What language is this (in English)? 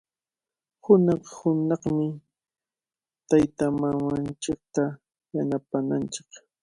Cajatambo North Lima Quechua